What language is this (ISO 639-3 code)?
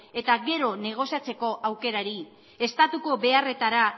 eus